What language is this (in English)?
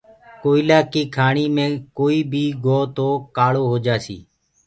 Gurgula